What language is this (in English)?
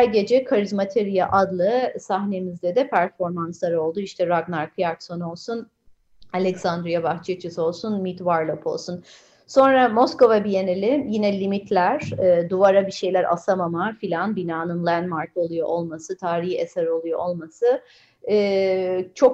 Turkish